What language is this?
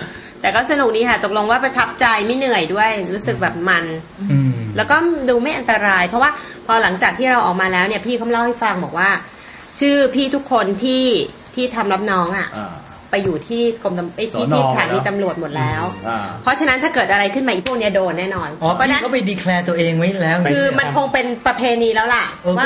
Thai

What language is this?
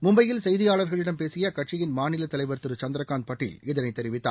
Tamil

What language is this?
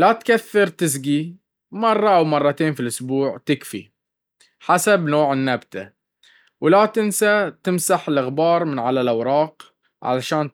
Baharna Arabic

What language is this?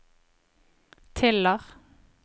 Norwegian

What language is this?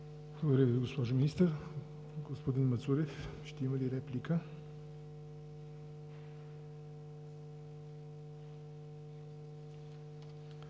Bulgarian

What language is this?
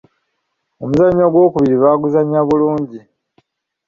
Ganda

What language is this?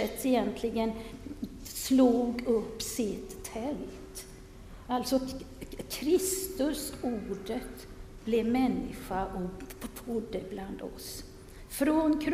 Swedish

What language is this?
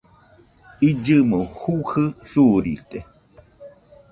Nüpode Huitoto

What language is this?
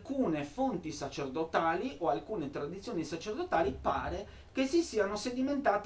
Italian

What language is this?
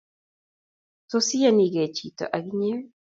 Kalenjin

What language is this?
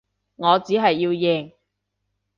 Cantonese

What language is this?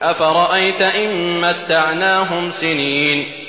Arabic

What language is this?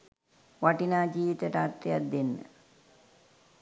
Sinhala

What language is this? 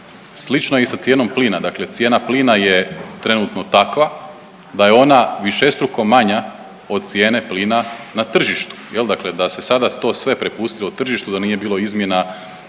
Croatian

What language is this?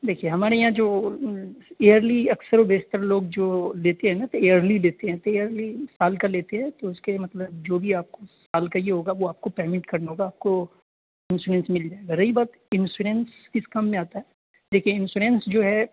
Urdu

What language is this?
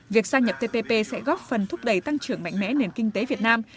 Vietnamese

